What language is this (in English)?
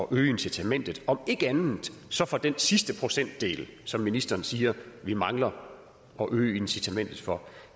Danish